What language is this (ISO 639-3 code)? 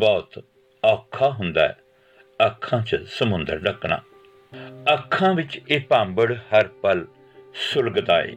pan